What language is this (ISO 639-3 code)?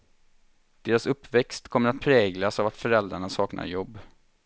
swe